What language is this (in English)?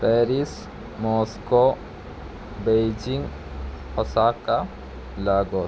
Malayalam